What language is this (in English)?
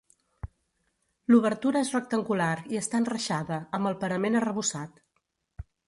Catalan